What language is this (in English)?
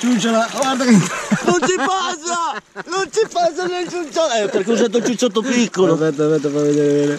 Italian